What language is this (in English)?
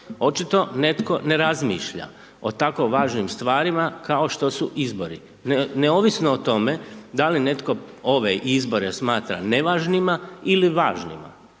Croatian